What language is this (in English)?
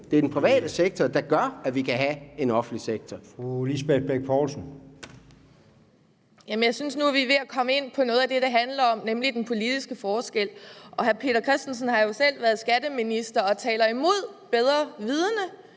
Danish